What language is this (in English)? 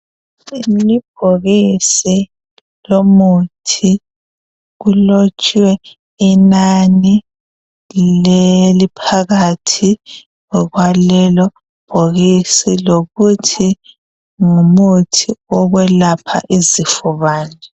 North Ndebele